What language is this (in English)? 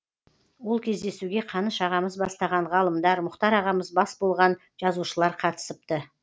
Kazakh